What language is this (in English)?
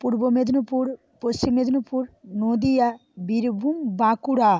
Bangla